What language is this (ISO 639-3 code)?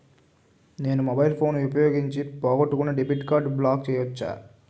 tel